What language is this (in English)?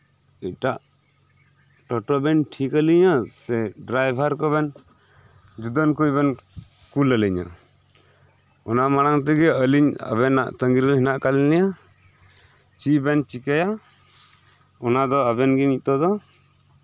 Santali